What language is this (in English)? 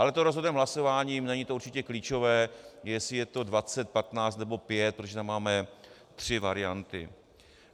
Czech